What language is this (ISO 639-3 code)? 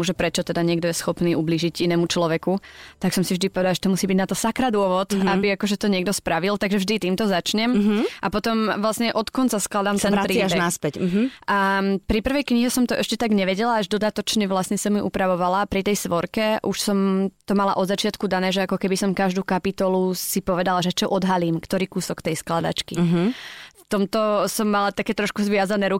slk